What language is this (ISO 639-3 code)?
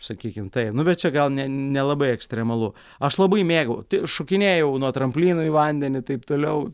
lit